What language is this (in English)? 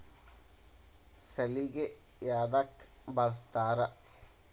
Kannada